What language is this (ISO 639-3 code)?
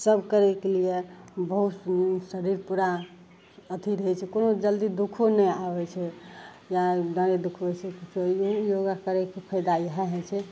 mai